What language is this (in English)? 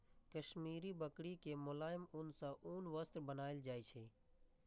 Maithili